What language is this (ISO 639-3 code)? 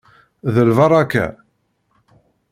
kab